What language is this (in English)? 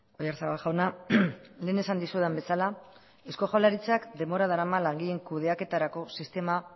Basque